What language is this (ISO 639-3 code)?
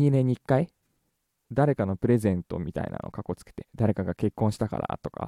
jpn